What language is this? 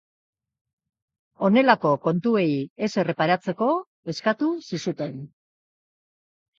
Basque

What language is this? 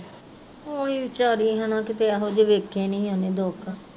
Punjabi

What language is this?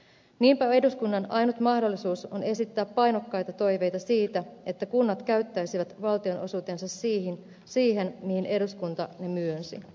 Finnish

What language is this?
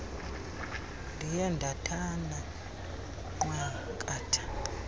Xhosa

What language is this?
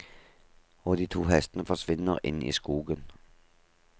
Norwegian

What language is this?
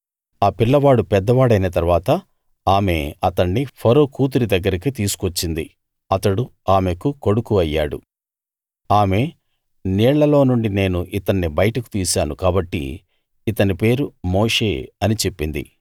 Telugu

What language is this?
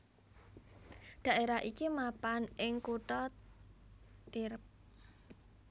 Javanese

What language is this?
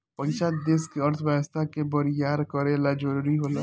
Bhojpuri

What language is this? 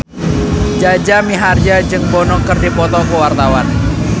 Sundanese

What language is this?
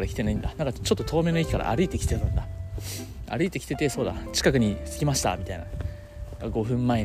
Japanese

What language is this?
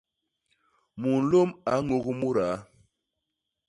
Basaa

